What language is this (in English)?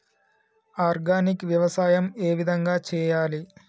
Telugu